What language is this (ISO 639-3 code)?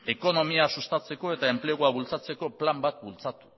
eus